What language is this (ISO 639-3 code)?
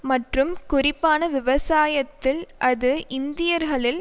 tam